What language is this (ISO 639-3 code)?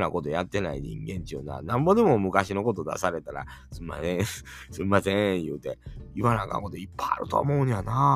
jpn